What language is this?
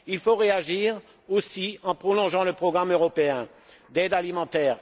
French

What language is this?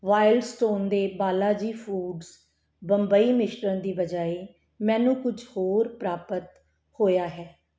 Punjabi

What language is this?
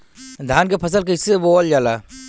Bhojpuri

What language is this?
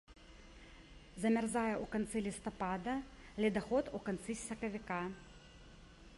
Belarusian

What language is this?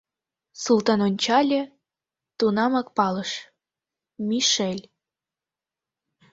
Mari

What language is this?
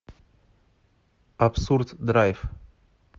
Russian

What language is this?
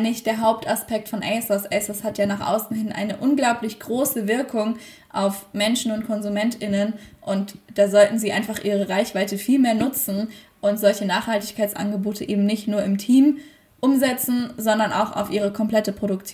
German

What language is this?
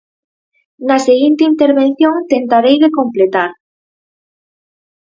Galician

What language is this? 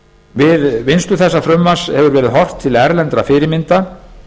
Icelandic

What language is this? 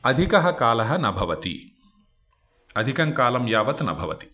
Sanskrit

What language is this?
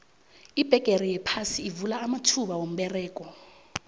South Ndebele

